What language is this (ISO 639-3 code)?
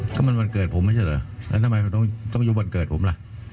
tha